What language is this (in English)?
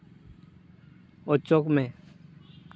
Santali